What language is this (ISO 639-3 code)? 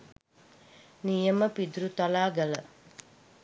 sin